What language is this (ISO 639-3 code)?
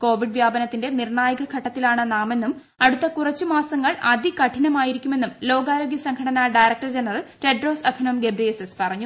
mal